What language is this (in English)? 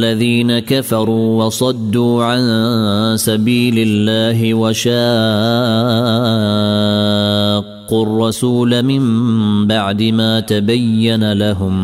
Arabic